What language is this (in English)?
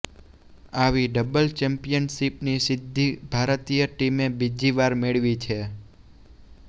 Gujarati